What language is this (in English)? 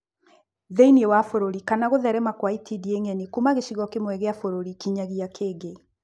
Kikuyu